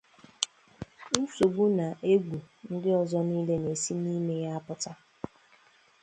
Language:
Igbo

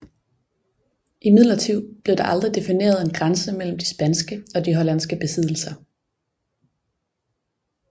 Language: Danish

